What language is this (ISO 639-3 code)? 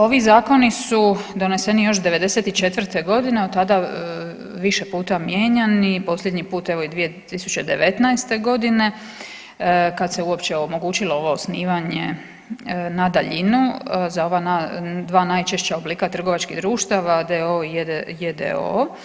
hrv